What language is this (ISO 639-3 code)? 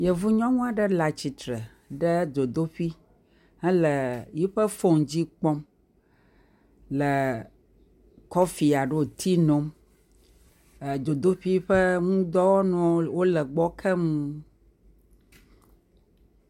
ewe